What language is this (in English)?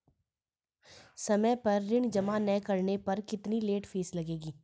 Hindi